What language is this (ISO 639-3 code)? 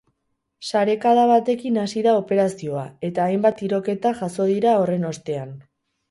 eus